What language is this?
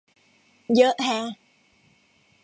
Thai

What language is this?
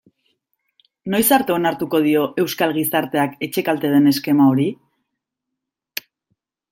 Basque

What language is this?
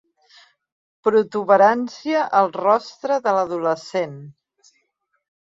Catalan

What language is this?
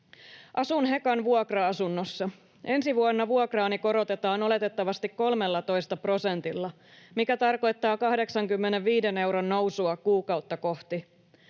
Finnish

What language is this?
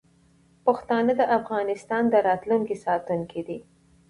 Pashto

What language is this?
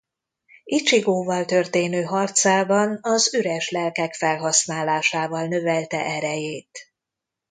Hungarian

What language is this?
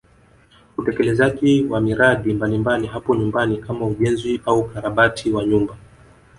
Swahili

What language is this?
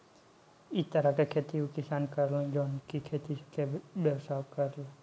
Bhojpuri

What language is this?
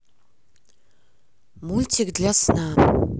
Russian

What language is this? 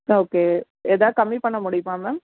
Tamil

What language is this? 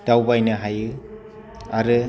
Bodo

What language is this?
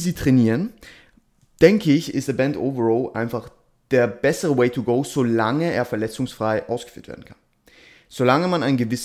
German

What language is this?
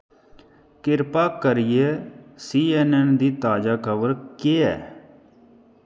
Dogri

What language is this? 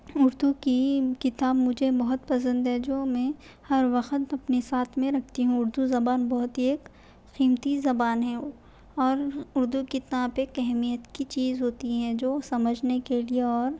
Urdu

